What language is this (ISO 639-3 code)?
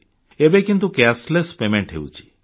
ori